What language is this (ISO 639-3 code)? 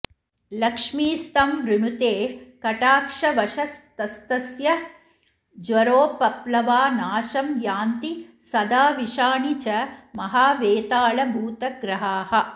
san